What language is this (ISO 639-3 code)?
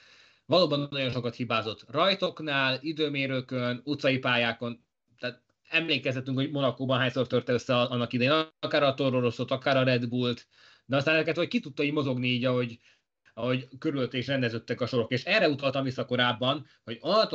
hun